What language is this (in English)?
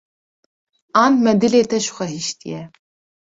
Kurdish